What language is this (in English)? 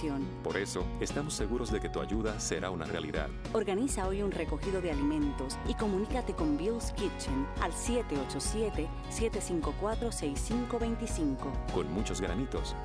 Spanish